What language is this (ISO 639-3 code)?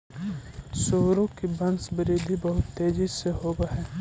mag